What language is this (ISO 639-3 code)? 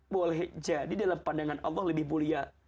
ind